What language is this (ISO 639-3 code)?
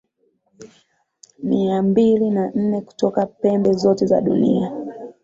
swa